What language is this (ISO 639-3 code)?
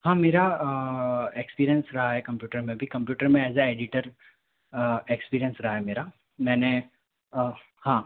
hin